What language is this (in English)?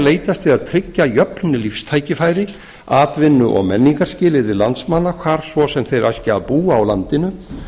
Icelandic